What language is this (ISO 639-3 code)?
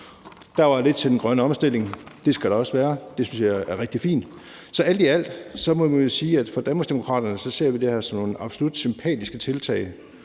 dan